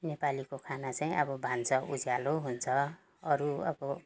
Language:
Nepali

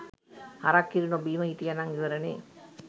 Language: Sinhala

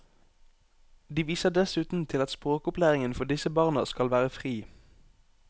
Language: Norwegian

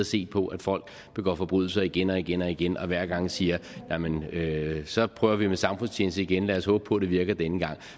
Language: Danish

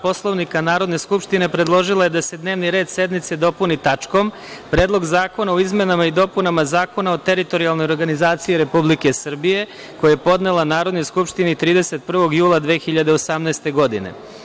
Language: Serbian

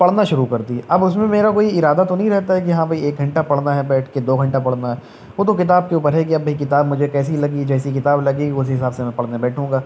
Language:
Urdu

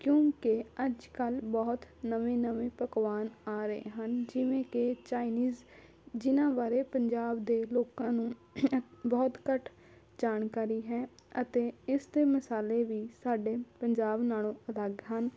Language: Punjabi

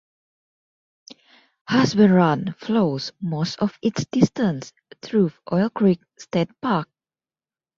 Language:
English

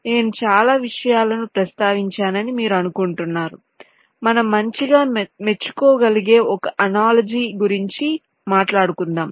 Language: Telugu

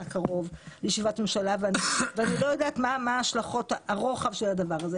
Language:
Hebrew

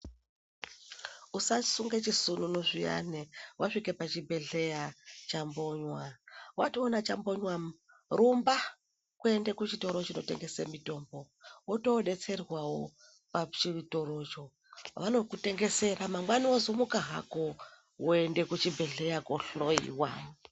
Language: Ndau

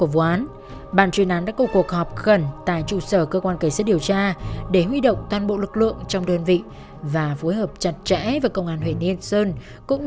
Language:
Vietnamese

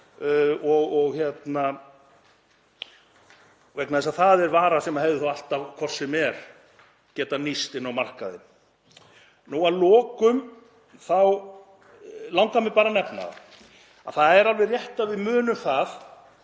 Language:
Icelandic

